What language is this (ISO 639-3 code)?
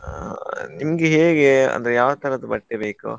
kan